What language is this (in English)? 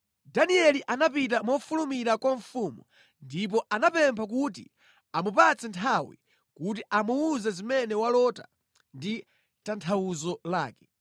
Nyanja